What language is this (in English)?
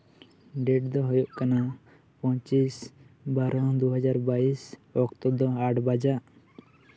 Santali